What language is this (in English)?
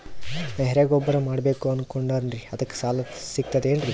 Kannada